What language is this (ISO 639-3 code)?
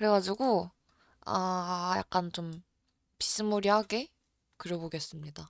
kor